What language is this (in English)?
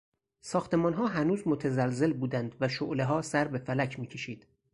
Persian